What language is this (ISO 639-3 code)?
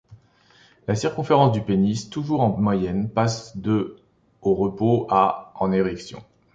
fra